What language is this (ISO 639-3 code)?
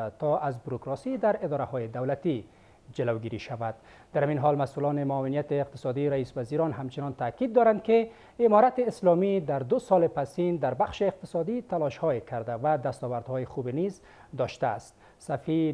fas